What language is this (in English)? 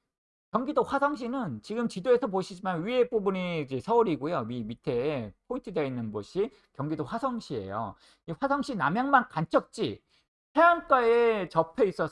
Korean